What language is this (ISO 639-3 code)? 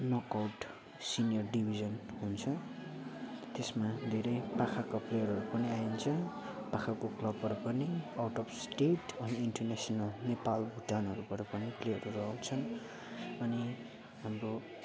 nep